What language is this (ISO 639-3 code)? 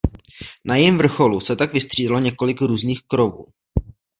ces